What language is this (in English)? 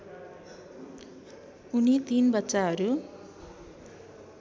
Nepali